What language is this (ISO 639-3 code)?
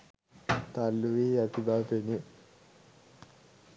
sin